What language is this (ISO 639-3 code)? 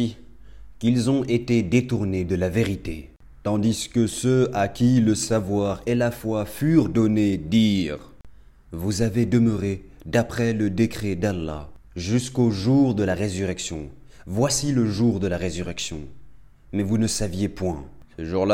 fra